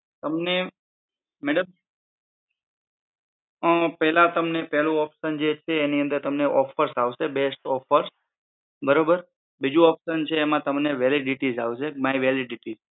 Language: Gujarati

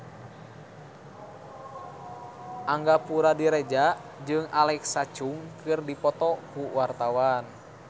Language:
Sundanese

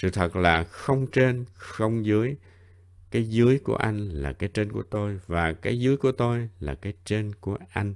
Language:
Vietnamese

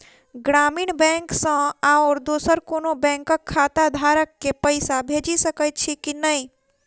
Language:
Maithili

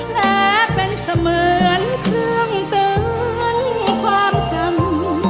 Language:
Thai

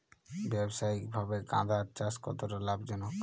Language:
Bangla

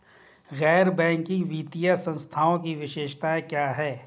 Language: Hindi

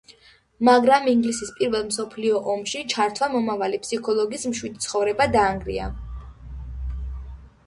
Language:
Georgian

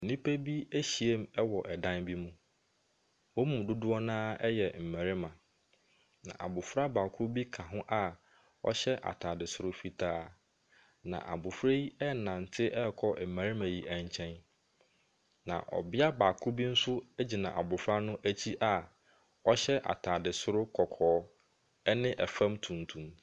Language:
Akan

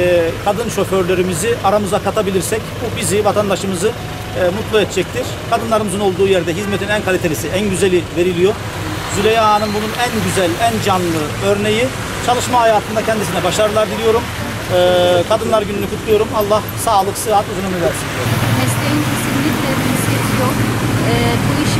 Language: Turkish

